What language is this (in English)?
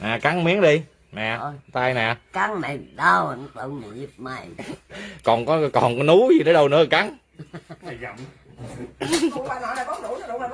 Vietnamese